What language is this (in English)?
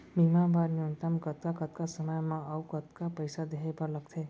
Chhattisgarhi